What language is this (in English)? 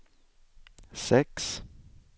Swedish